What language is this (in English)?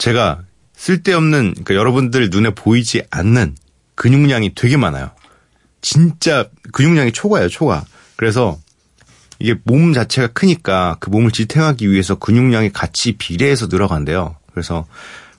Korean